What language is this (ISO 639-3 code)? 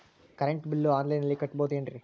kan